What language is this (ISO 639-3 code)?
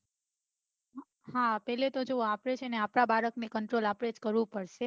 guj